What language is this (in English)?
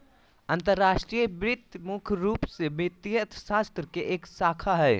Magahi